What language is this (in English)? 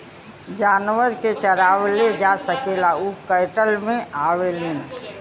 Bhojpuri